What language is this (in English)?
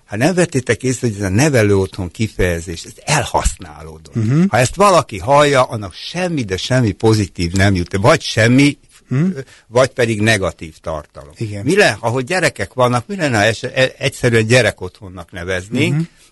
Hungarian